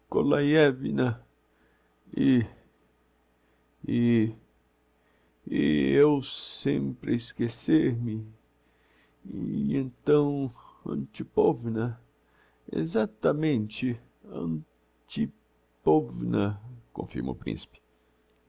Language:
Portuguese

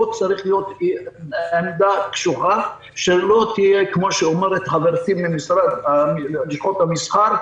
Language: Hebrew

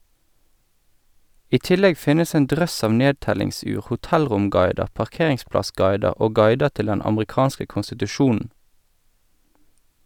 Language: Norwegian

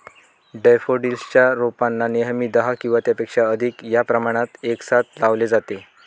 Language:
Marathi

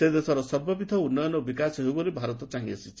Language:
Odia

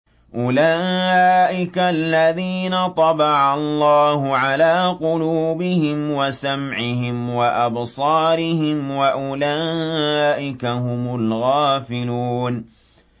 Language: Arabic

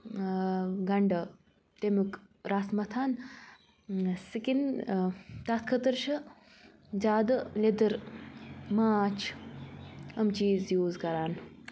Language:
Kashmiri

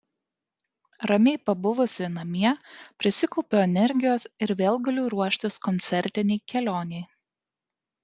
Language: Lithuanian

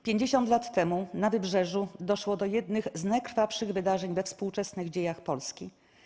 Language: Polish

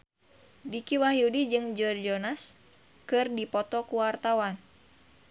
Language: Sundanese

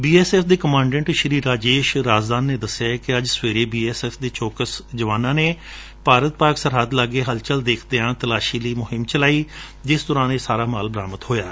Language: Punjabi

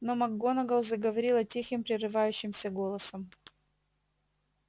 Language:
Russian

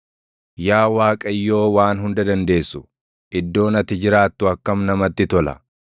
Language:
Oromo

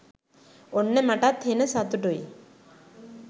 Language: Sinhala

